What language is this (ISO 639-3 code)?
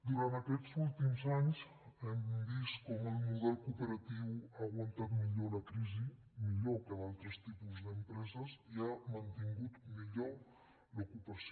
cat